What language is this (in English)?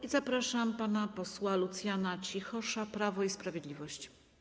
Polish